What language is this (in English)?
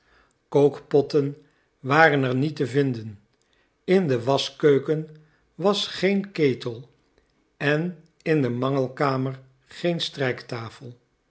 Dutch